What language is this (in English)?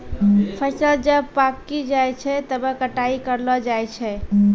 Maithili